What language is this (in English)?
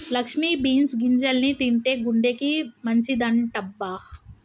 Telugu